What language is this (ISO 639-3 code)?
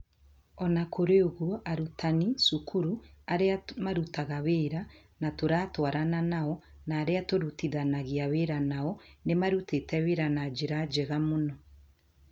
kik